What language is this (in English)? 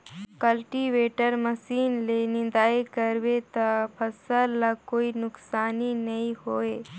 Chhattisgarhi